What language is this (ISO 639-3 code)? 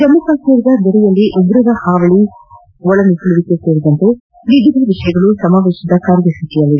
kan